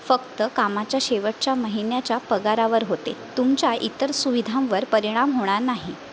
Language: Marathi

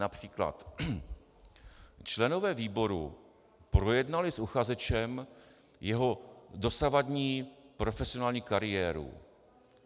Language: Czech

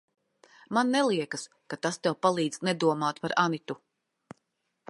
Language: Latvian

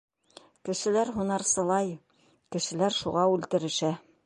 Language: Bashkir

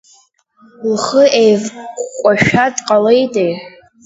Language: Abkhazian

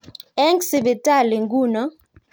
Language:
Kalenjin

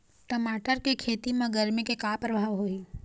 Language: Chhattisgarhi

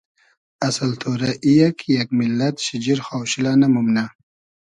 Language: Hazaragi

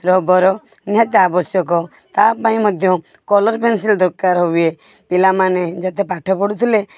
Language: Odia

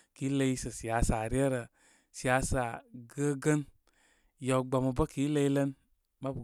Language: Koma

